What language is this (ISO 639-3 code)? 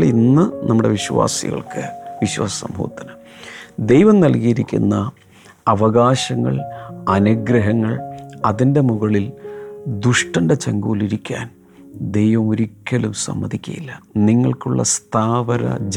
mal